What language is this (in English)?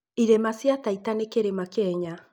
Kikuyu